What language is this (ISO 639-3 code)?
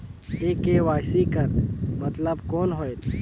hne